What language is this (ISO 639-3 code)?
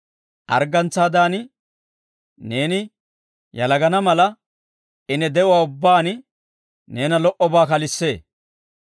dwr